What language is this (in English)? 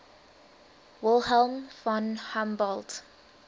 English